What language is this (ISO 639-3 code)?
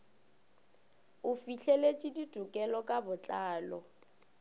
nso